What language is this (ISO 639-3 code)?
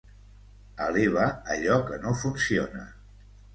cat